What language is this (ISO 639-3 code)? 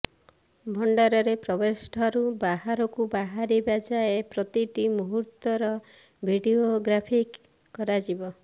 ori